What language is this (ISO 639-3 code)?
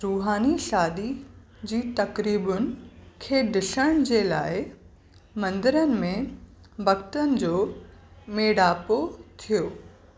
snd